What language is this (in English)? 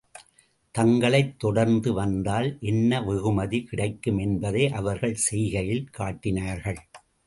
Tamil